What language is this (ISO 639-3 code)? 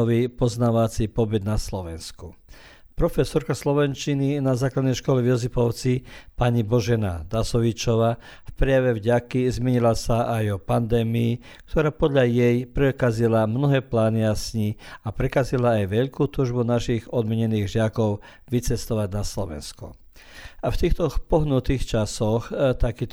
hrv